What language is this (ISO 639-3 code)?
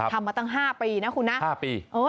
tha